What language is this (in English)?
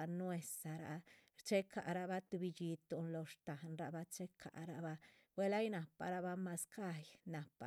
Chichicapan Zapotec